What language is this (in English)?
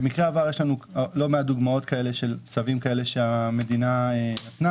Hebrew